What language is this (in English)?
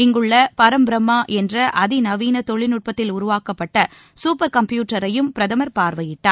Tamil